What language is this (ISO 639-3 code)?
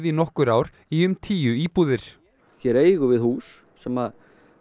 isl